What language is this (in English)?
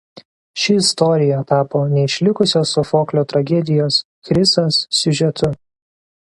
Lithuanian